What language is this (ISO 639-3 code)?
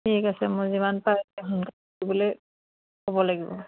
asm